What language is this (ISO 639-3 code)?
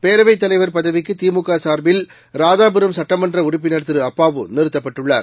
tam